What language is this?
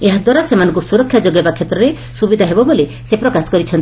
Odia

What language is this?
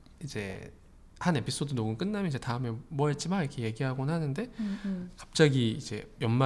Korean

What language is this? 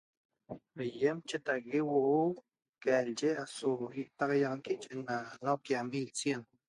Toba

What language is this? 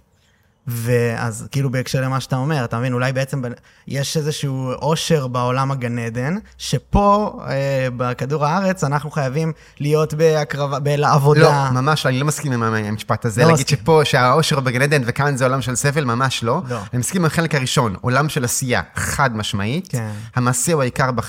Hebrew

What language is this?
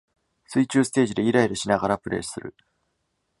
Japanese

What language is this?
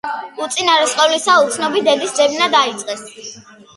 Georgian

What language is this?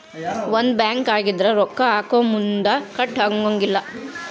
Kannada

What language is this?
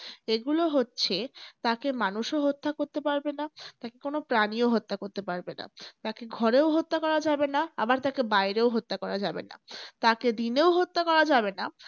Bangla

